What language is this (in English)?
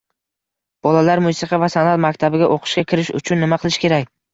Uzbek